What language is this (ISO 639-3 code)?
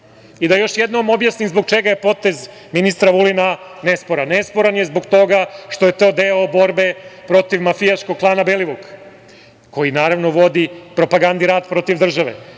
srp